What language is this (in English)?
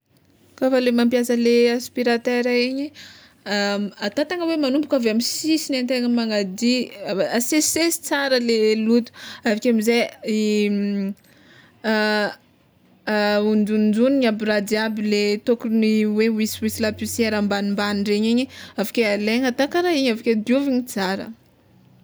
Tsimihety Malagasy